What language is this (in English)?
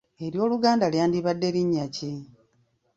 Ganda